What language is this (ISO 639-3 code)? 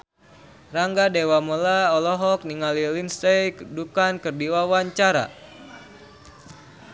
sun